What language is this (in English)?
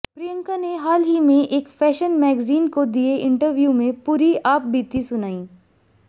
Hindi